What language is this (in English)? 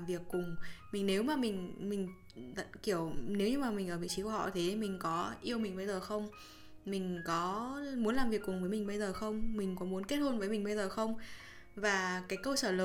Vietnamese